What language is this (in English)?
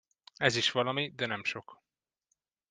Hungarian